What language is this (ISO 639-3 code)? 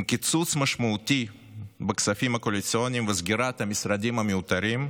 heb